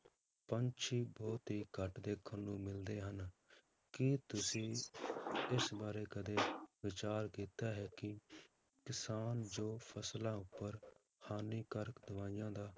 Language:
Punjabi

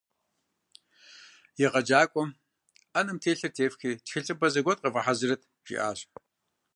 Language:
Kabardian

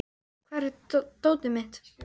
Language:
Icelandic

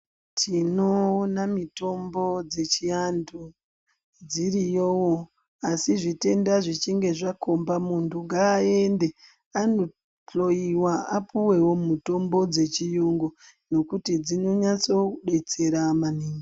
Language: Ndau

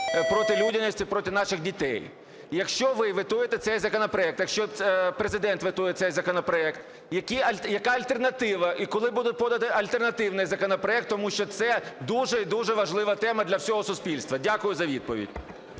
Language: Ukrainian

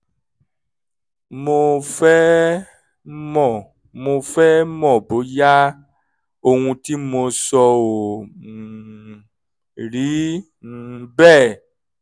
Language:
Yoruba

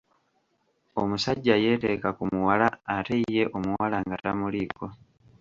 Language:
Ganda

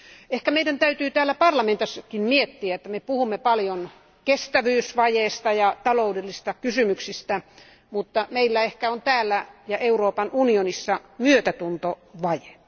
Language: Finnish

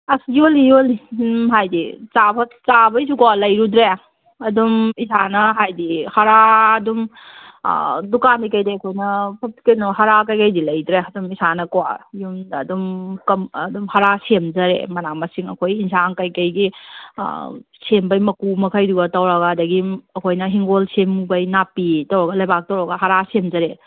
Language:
Manipuri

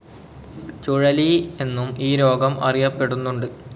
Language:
Malayalam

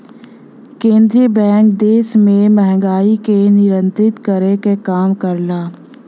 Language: Bhojpuri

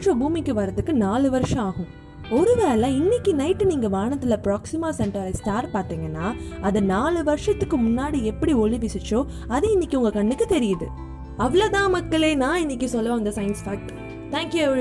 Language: Tamil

